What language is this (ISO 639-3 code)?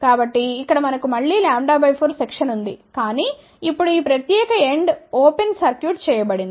tel